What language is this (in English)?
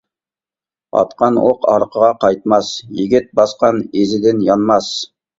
Uyghur